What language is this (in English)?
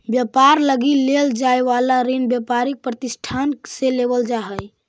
Magahi